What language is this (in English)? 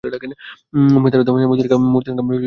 Bangla